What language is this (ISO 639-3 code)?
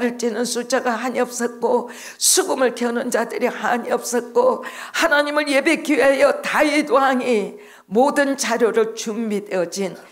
kor